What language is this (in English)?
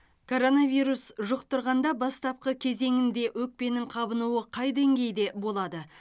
Kazakh